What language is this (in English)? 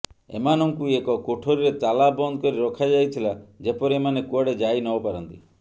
Odia